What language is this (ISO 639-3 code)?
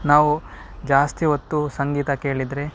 kan